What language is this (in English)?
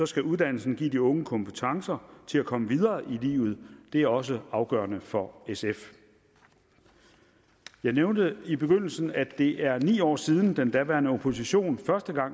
Danish